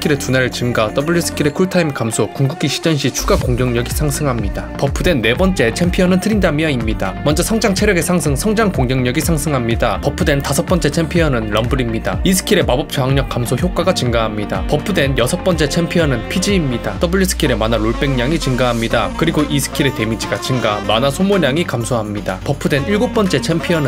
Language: Korean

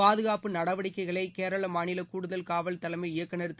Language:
Tamil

